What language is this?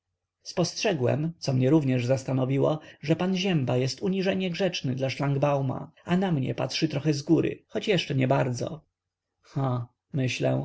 Polish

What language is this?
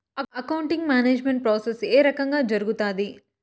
Telugu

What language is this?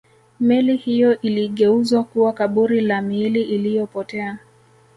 Swahili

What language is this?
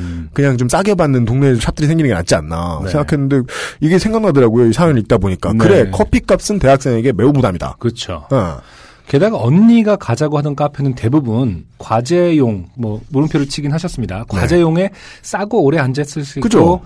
Korean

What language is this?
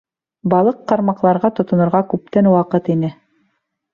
Bashkir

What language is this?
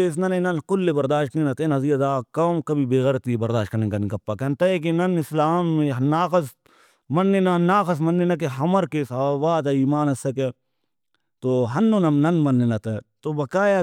Brahui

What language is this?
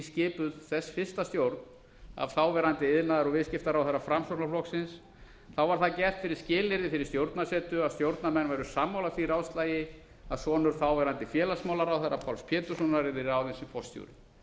Icelandic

